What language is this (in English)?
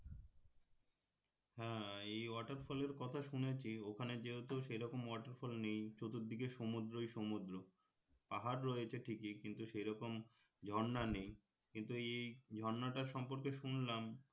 Bangla